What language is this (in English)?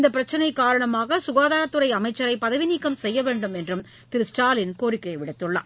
Tamil